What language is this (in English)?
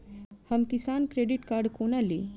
Maithili